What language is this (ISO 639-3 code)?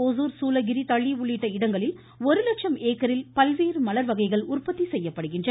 tam